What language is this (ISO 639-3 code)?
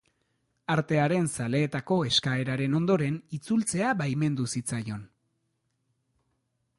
eus